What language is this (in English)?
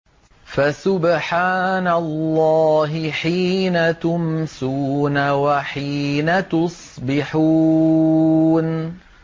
Arabic